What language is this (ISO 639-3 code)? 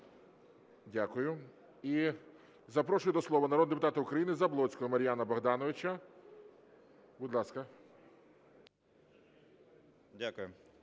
ukr